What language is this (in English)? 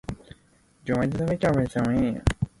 Cantonese